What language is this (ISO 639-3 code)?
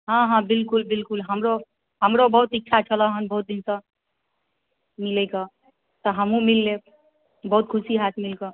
mai